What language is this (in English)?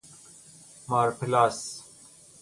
Persian